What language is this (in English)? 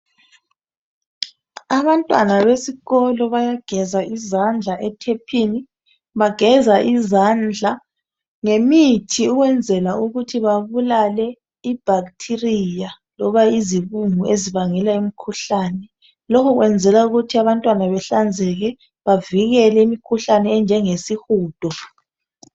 North Ndebele